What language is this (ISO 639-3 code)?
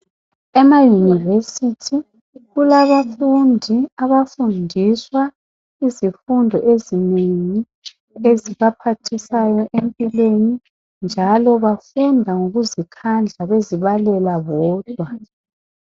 nde